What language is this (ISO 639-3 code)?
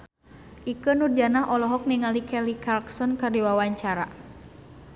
sun